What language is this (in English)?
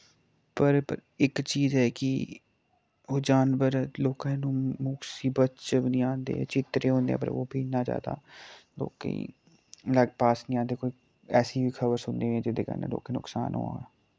Dogri